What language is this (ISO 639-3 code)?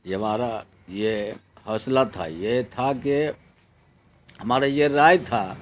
urd